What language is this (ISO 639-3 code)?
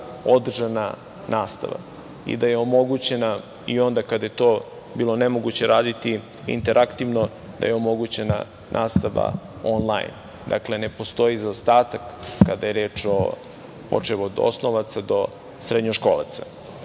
srp